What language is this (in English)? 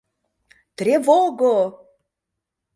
Mari